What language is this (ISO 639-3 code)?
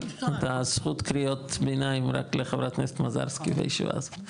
heb